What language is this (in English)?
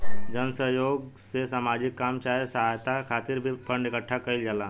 Bhojpuri